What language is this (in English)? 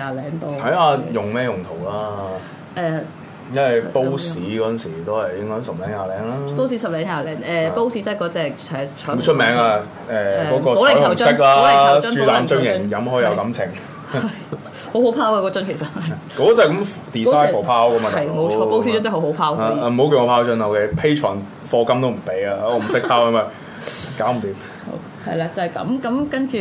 Chinese